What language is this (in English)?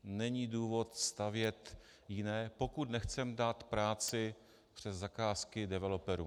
Czech